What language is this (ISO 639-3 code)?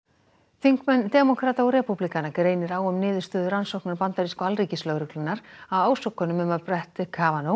isl